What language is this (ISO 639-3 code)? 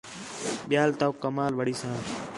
xhe